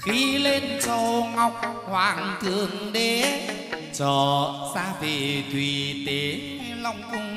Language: Vietnamese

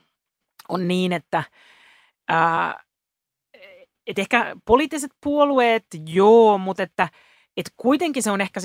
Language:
Finnish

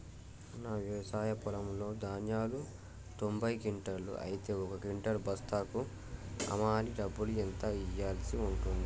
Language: Telugu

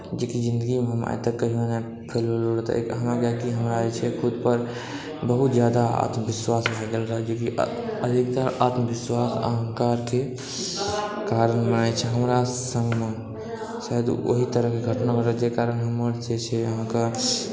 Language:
Maithili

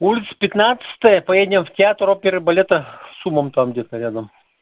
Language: Russian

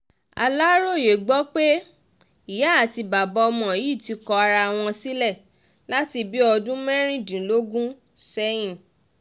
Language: Yoruba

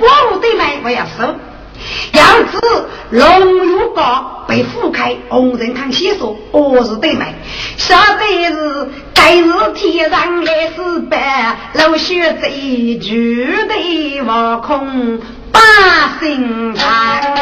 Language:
Chinese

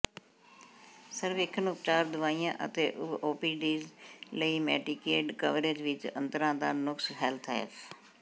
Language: Punjabi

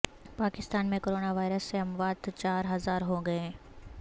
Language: Urdu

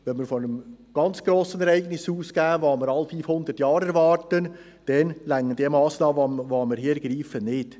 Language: Swiss German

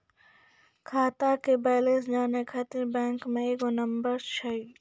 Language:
Maithili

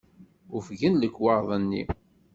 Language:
Kabyle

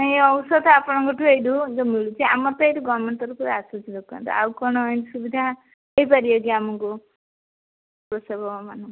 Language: Odia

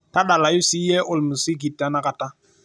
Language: Masai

